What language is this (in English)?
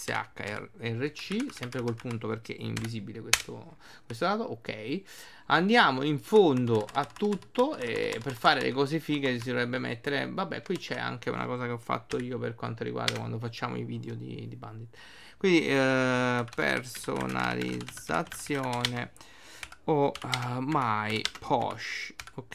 Italian